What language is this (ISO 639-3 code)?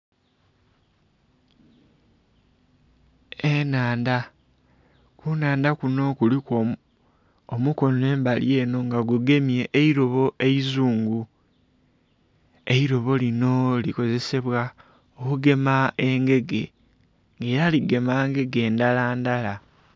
xog